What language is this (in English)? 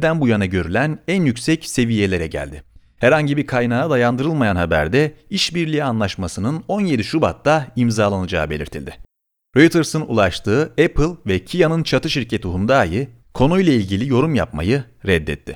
Turkish